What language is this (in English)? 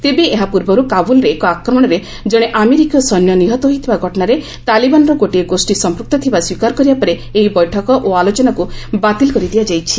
Odia